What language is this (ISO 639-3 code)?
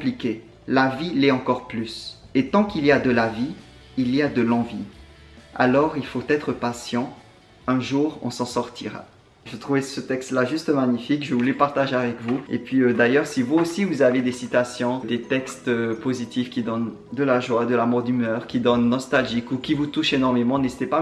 fra